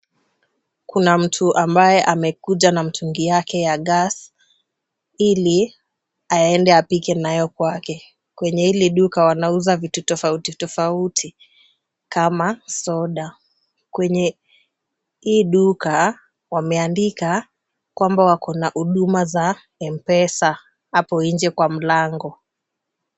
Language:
Swahili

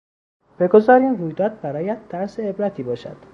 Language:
Persian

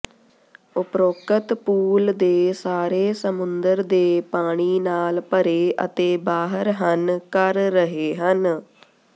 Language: Punjabi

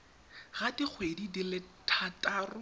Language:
Tswana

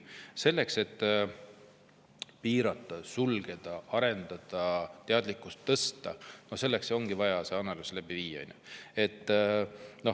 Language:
Estonian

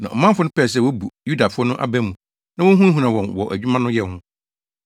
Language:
Akan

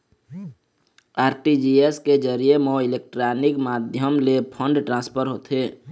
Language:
Chhattisgarhi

